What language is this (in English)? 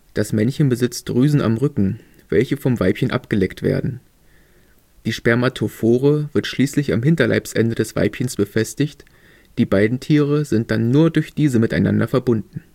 German